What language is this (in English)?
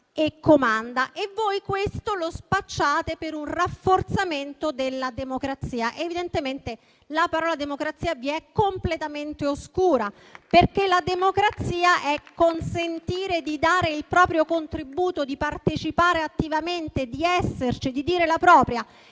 Italian